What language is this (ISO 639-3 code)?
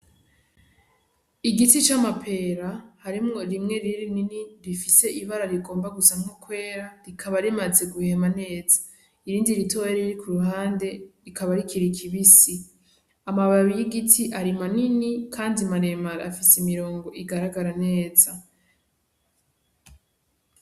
run